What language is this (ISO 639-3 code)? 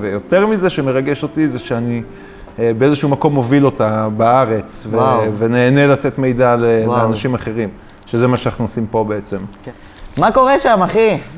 heb